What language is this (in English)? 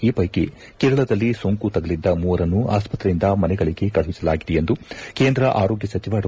Kannada